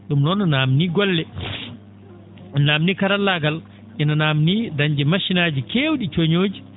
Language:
Fula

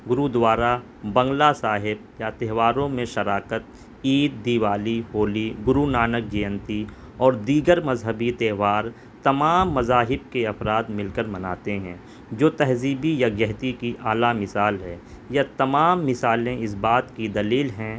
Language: Urdu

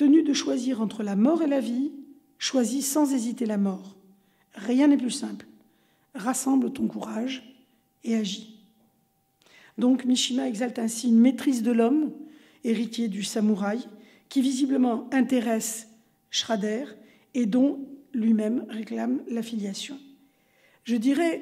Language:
French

